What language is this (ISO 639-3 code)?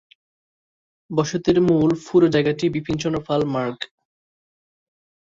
ben